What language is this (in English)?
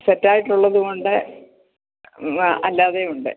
Malayalam